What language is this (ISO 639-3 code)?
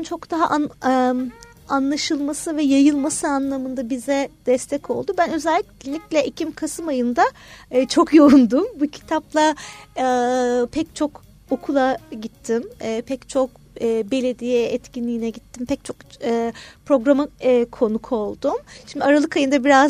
tur